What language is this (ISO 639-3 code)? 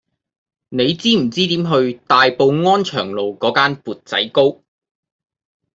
yue